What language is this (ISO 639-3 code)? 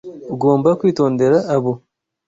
kin